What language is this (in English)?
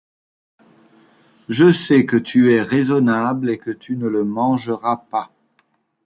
French